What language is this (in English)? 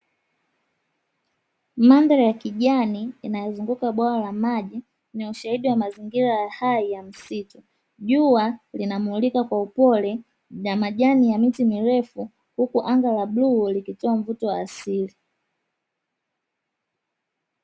Swahili